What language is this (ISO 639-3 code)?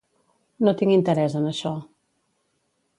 cat